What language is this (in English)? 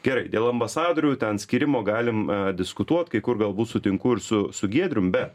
Lithuanian